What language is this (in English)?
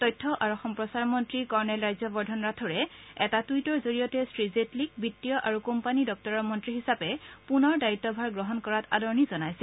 Assamese